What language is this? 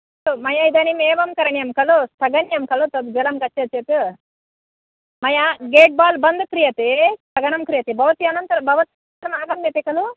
Sanskrit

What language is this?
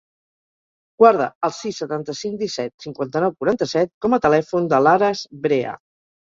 Catalan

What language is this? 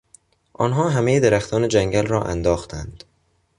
Persian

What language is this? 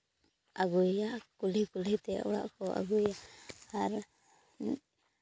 Santali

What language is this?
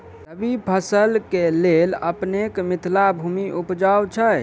Maithili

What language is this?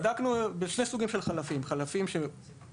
Hebrew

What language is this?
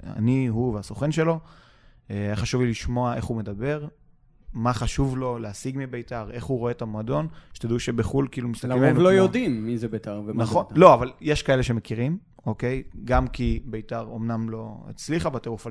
Hebrew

